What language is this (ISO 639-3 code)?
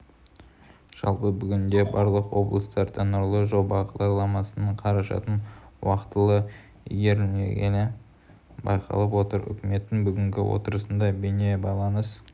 kaz